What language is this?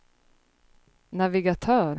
Swedish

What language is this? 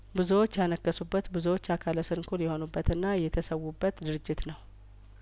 Amharic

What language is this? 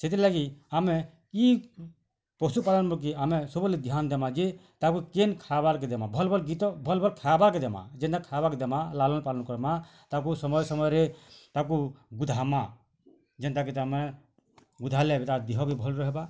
Odia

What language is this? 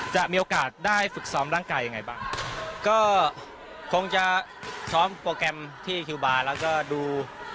Thai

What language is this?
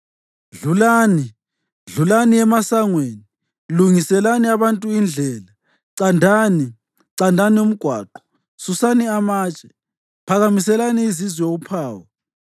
North Ndebele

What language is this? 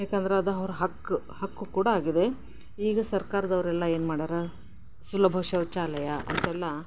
Kannada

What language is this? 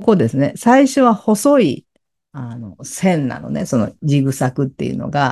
Japanese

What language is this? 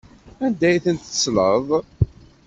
Kabyle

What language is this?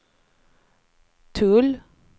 Swedish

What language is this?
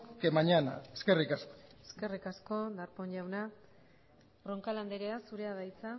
Basque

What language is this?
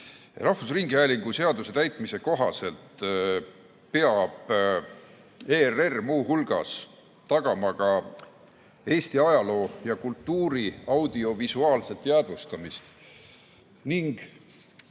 Estonian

